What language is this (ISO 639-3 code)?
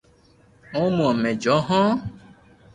lrk